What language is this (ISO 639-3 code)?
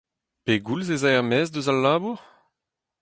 bre